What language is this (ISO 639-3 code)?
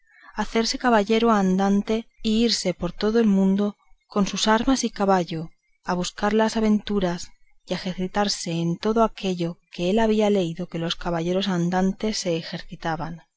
spa